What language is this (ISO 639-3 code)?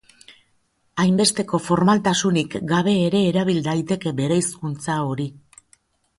eus